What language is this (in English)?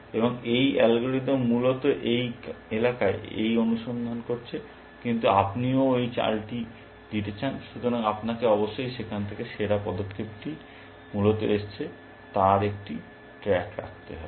Bangla